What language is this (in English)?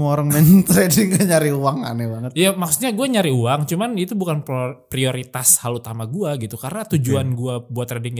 Indonesian